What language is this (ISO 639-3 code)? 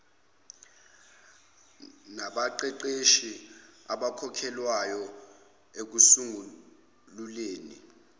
zul